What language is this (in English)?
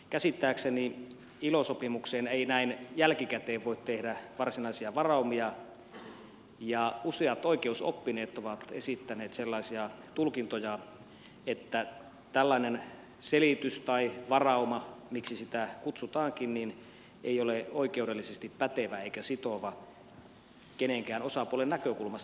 Finnish